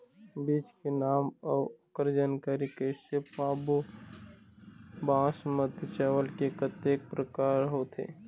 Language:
Chhattisgarhi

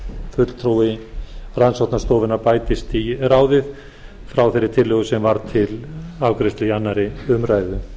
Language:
Icelandic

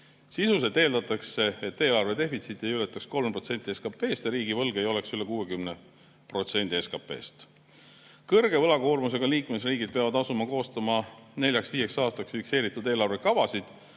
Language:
Estonian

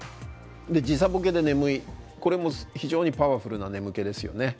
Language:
Japanese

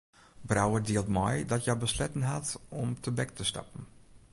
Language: Western Frisian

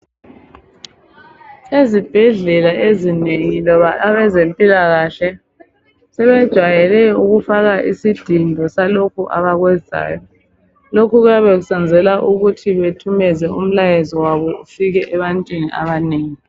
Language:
North Ndebele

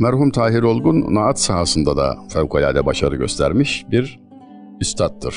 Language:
Turkish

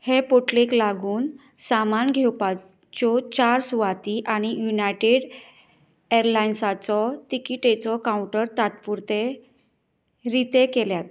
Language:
Konkani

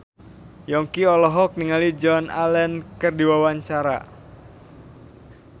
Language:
Sundanese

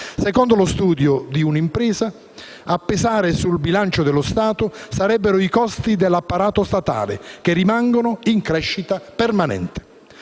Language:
Italian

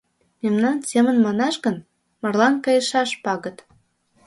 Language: Mari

